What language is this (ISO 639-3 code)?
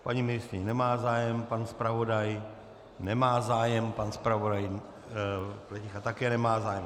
ces